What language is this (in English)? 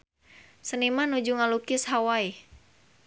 Sundanese